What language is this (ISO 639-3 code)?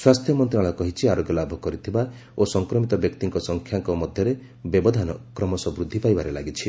ori